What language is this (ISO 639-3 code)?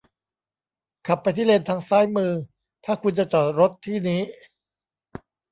tha